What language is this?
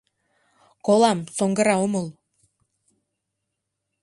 Mari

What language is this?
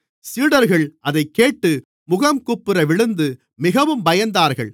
Tamil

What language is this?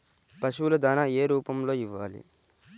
Telugu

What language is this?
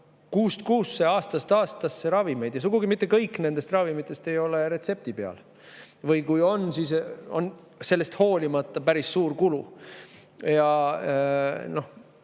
Estonian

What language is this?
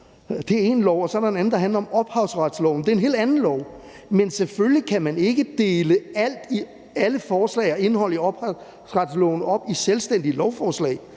Danish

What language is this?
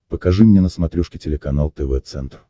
Russian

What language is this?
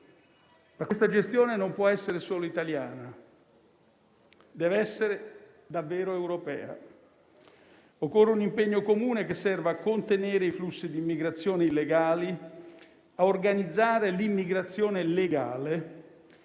Italian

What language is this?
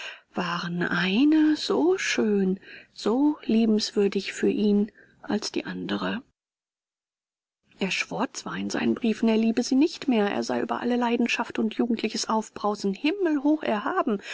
German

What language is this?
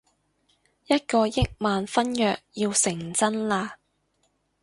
Cantonese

